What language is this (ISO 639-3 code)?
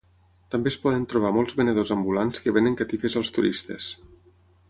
cat